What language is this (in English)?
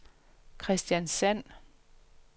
Danish